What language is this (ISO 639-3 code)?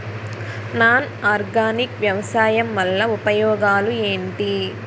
tel